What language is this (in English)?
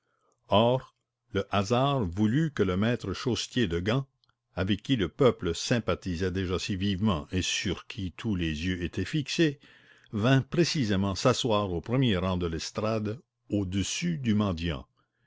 French